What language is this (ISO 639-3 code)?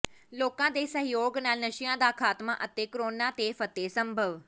pan